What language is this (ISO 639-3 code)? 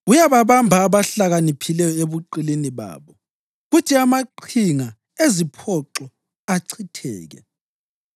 nde